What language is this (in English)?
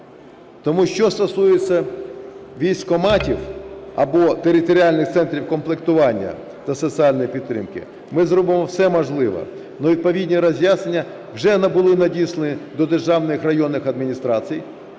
Ukrainian